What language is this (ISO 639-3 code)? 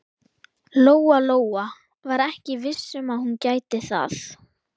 isl